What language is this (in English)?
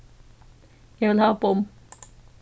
Faroese